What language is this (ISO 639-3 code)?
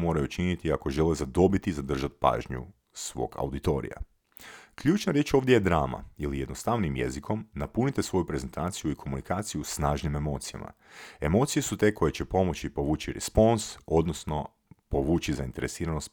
hrv